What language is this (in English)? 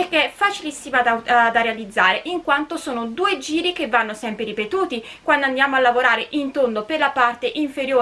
Italian